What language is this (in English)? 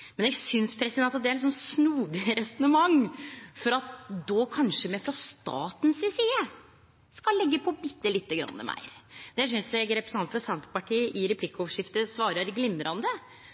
Norwegian Nynorsk